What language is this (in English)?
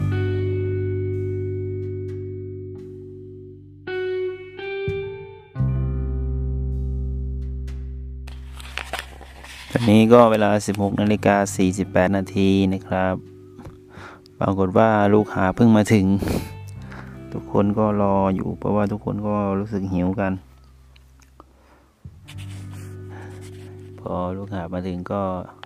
Thai